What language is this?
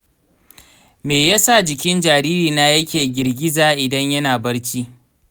Hausa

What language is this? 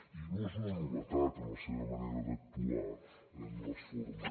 Catalan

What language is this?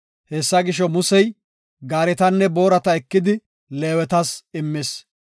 Gofa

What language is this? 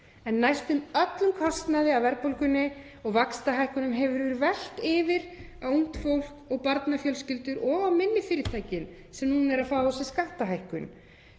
Icelandic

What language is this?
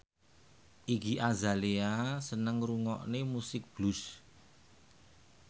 Javanese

